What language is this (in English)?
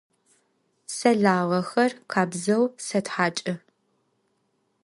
Adyghe